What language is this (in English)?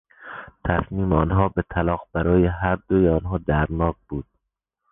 Persian